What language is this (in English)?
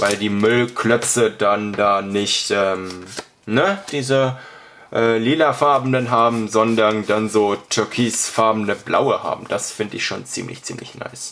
German